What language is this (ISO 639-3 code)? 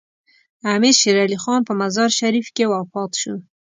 pus